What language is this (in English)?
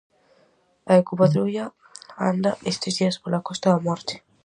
Galician